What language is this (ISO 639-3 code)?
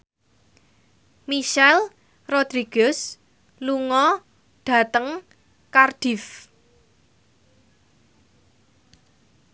jav